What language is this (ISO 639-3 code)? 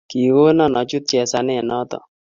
kln